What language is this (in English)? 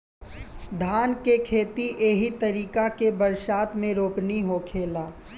Bhojpuri